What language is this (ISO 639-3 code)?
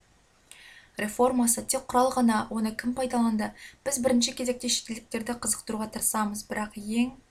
kaz